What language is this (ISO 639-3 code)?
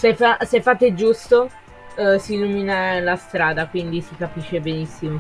ita